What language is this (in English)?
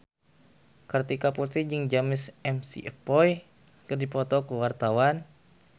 Sundanese